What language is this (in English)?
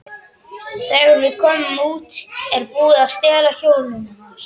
Icelandic